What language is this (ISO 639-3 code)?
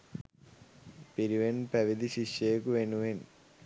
sin